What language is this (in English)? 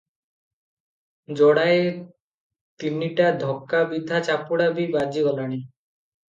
Odia